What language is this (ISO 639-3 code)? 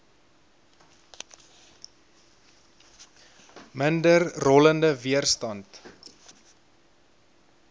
afr